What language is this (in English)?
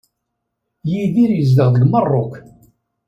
Kabyle